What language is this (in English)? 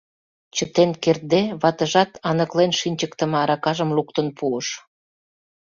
Mari